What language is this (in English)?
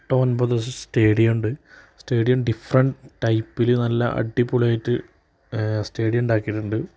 Malayalam